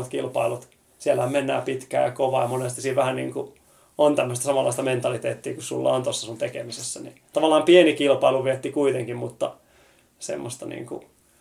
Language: Finnish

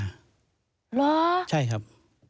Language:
Thai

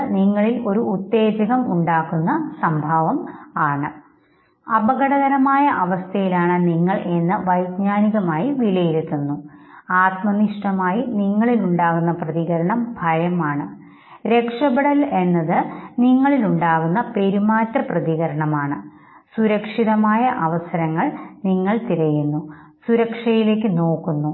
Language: Malayalam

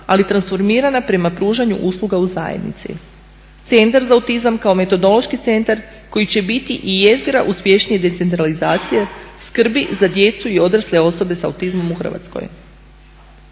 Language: Croatian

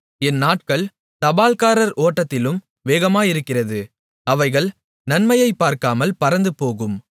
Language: Tamil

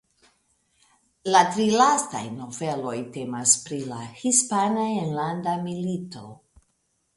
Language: Esperanto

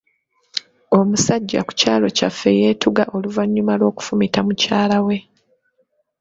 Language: Ganda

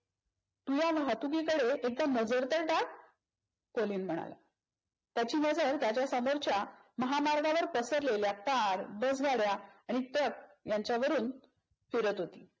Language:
Marathi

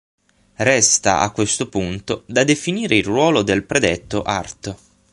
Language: Italian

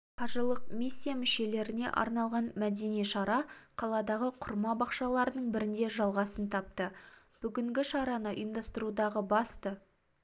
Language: Kazakh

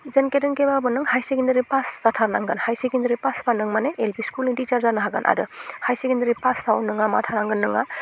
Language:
Bodo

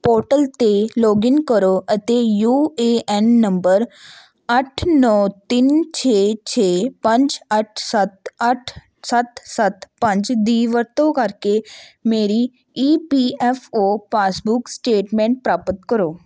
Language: Punjabi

